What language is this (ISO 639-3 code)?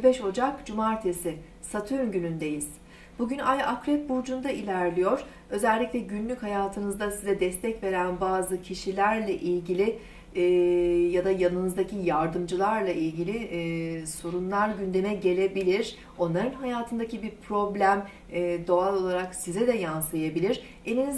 tur